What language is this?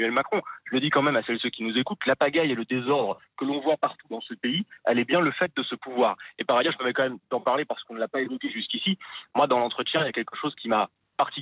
French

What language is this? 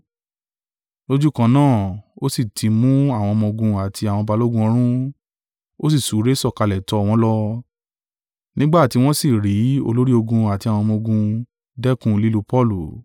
Yoruba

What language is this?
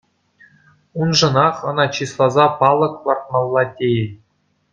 Chuvash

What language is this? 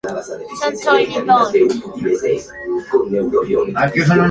Spanish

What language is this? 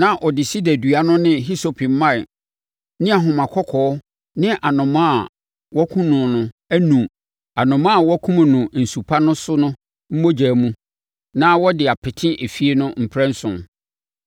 Akan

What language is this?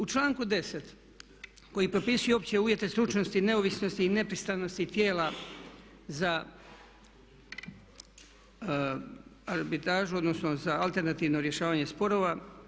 Croatian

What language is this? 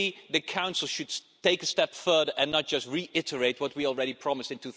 English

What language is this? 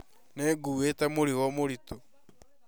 Kikuyu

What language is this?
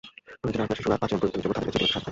Bangla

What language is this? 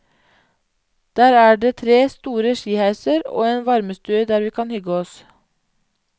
Norwegian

